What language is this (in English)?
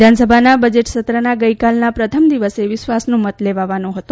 Gujarati